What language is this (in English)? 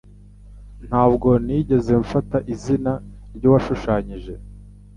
Kinyarwanda